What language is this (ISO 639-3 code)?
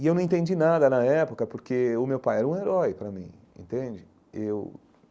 por